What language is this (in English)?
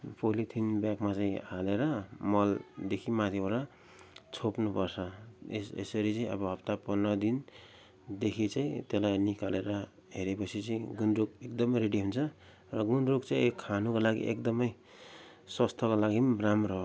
Nepali